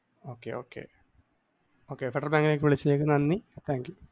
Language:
Malayalam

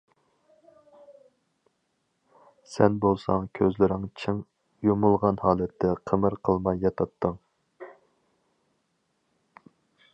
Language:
Uyghur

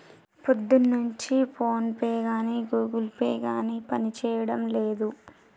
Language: Telugu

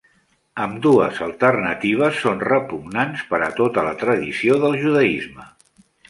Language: Catalan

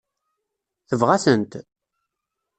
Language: Kabyle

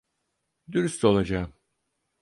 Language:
Turkish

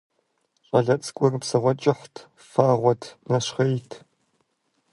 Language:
Kabardian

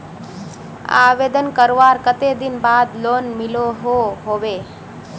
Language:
Magahi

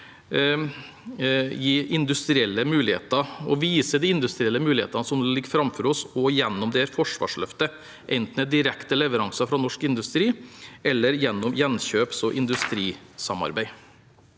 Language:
Norwegian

